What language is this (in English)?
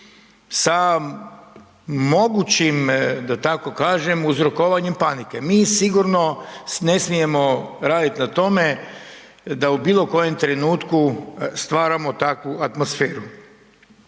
Croatian